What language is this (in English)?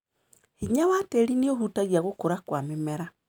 Kikuyu